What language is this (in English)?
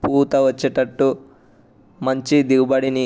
Telugu